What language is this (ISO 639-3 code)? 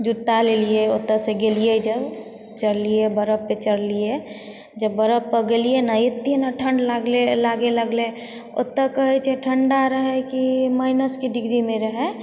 mai